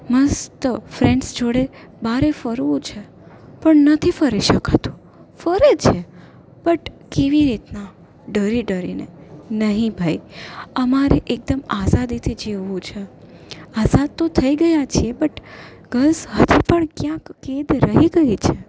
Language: Gujarati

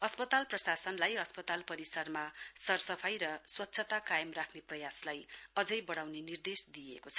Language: Nepali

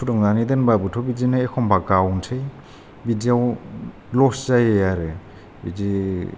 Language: Bodo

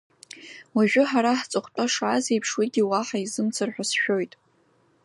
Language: Abkhazian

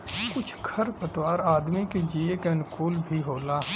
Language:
Bhojpuri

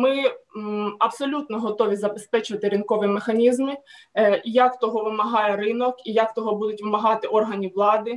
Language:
Ukrainian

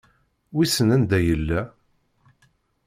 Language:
Kabyle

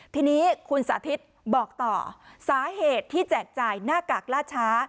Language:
Thai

